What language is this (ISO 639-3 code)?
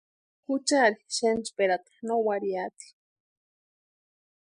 pua